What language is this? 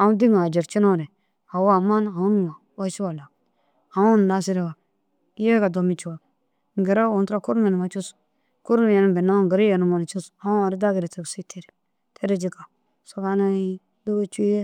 Dazaga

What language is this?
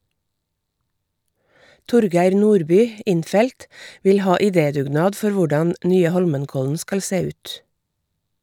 Norwegian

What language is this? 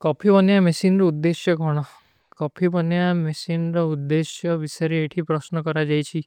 Kui (India)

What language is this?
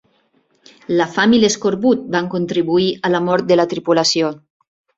Catalan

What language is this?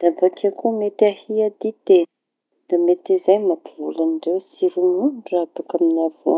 Tanosy Malagasy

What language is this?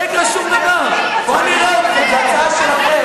Hebrew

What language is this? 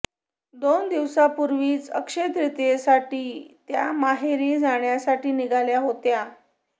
Marathi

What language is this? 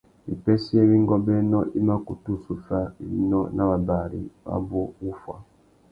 Tuki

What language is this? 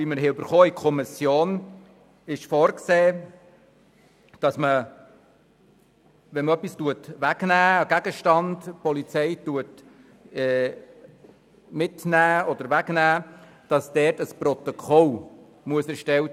Swiss German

